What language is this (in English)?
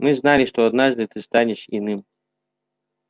Russian